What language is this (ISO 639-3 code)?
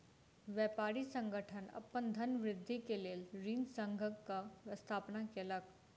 mai